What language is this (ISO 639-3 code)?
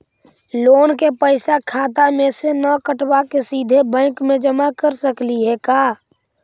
mag